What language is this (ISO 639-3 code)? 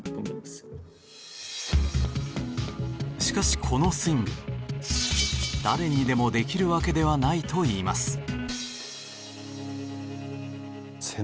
jpn